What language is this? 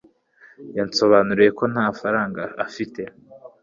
Kinyarwanda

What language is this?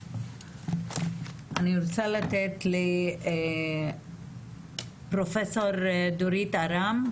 Hebrew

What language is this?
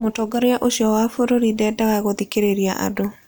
Kikuyu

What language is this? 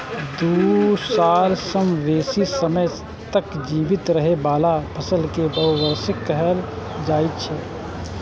Maithili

